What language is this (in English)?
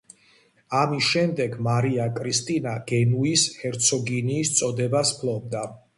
Georgian